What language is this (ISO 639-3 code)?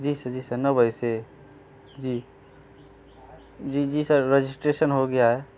urd